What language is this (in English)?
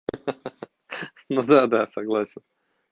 Russian